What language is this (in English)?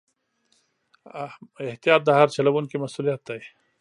Pashto